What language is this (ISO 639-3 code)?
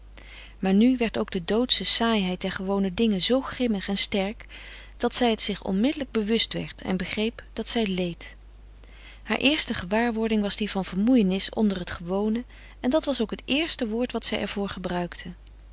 nld